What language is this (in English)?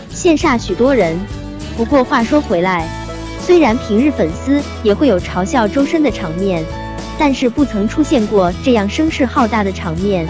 Chinese